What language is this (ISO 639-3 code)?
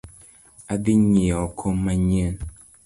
luo